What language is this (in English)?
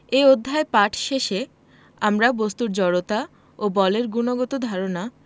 Bangla